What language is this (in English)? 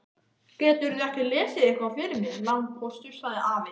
Icelandic